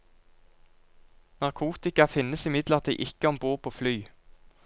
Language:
Norwegian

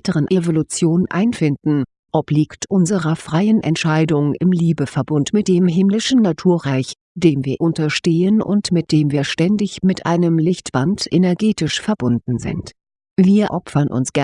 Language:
German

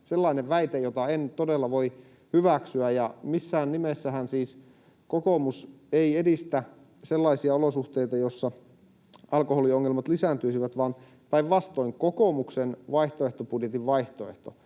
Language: Finnish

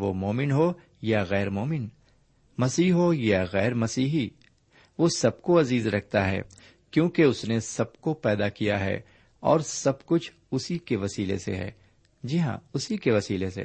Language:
Urdu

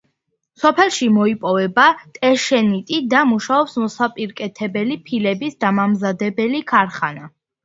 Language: Georgian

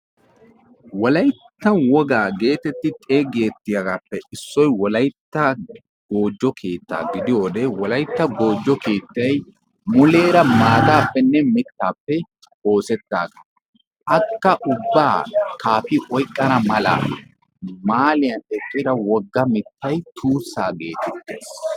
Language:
Wolaytta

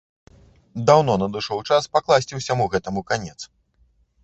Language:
Belarusian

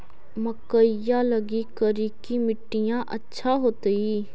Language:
Magahi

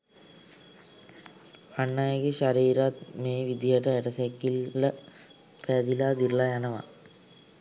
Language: Sinhala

